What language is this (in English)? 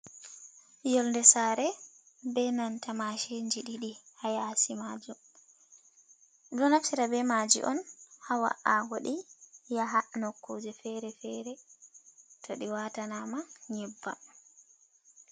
Fula